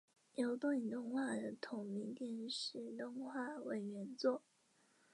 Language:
Chinese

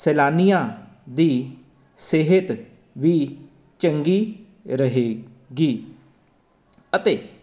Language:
Punjabi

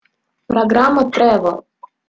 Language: Russian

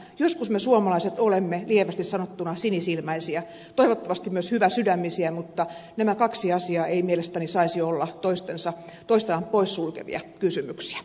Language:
Finnish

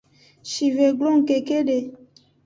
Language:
Aja (Benin)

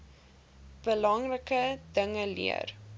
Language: Afrikaans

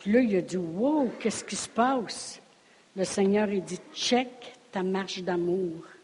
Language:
French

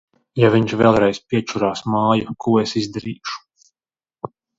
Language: Latvian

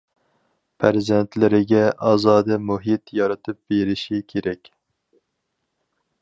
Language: Uyghur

